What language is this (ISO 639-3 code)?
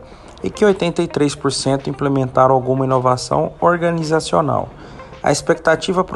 por